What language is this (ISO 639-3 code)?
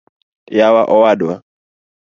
luo